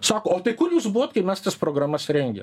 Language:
Lithuanian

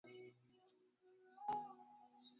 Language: Swahili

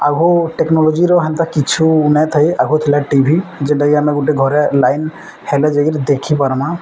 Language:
Odia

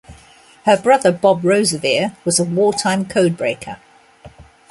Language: English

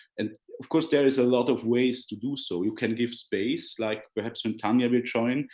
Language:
English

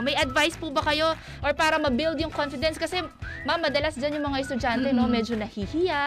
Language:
Filipino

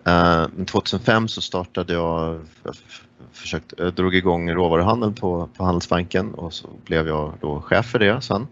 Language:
Swedish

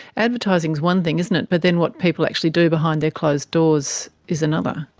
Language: English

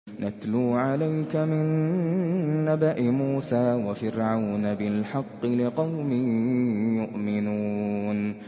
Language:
Arabic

